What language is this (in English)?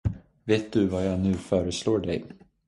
Swedish